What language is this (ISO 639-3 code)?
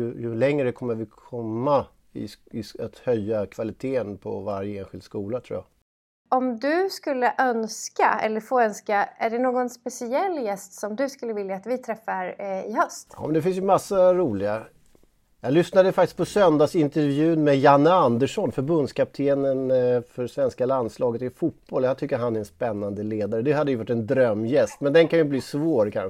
swe